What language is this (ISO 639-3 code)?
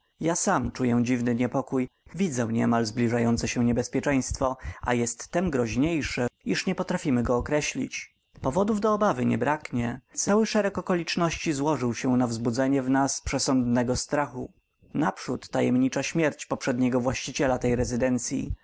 pol